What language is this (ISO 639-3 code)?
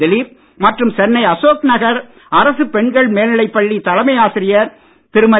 tam